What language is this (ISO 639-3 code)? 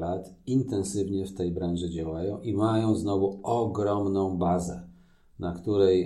pol